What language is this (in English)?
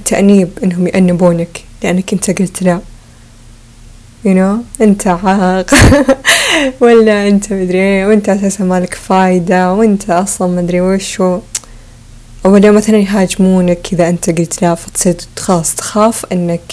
Arabic